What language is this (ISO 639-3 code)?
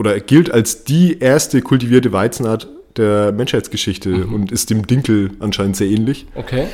deu